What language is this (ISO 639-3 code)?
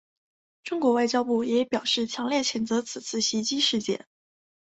zho